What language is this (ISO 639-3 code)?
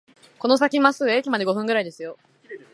jpn